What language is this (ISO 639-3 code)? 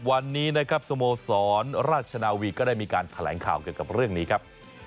tha